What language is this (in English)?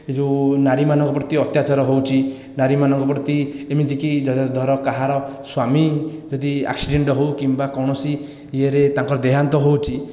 Odia